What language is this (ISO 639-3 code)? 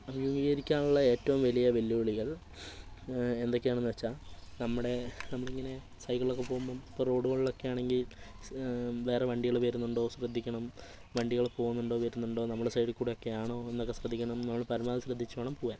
mal